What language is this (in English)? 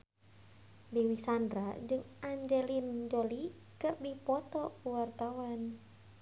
Sundanese